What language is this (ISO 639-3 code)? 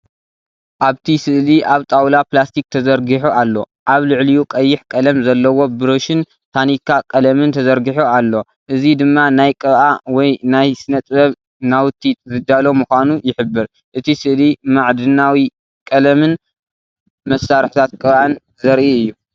tir